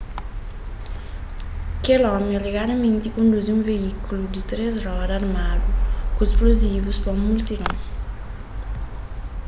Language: Kabuverdianu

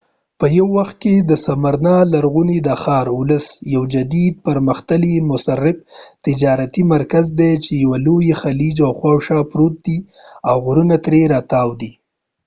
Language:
Pashto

